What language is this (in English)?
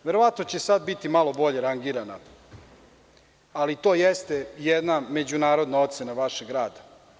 Serbian